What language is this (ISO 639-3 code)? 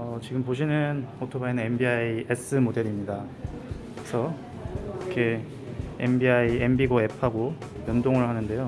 kor